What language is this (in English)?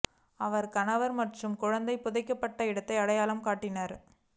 Tamil